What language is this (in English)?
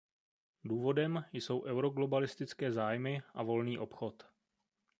Czech